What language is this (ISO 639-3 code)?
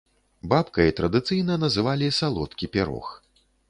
bel